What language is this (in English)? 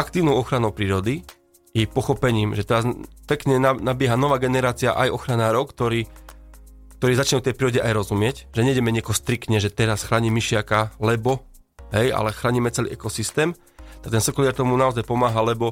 Slovak